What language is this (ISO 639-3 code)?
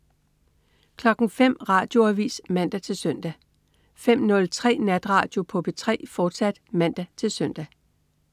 dan